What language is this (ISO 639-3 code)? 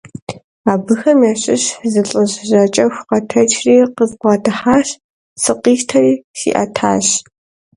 kbd